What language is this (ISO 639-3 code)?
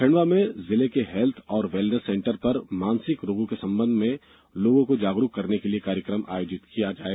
hin